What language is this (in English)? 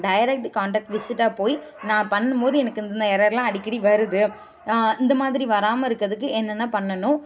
Tamil